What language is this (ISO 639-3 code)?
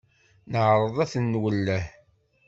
kab